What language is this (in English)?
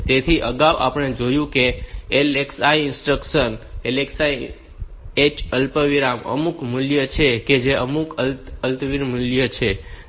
Gujarati